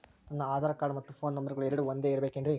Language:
Kannada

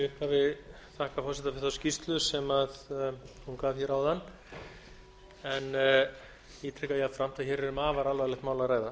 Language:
Icelandic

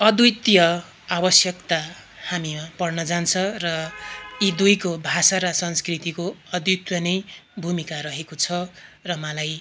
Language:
Nepali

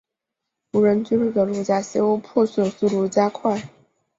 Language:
Chinese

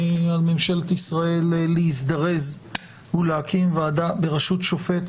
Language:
Hebrew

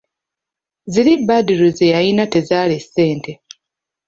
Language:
Ganda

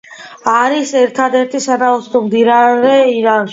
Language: Georgian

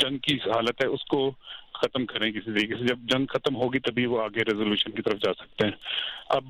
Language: Urdu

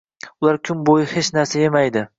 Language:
Uzbek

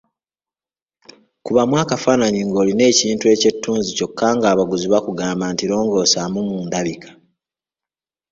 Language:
Ganda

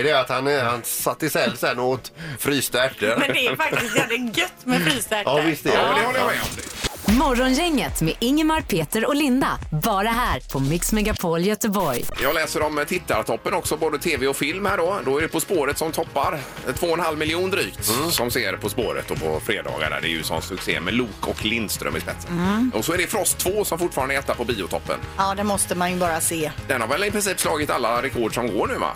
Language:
Swedish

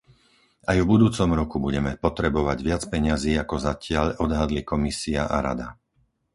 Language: Slovak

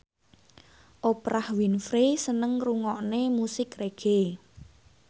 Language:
Javanese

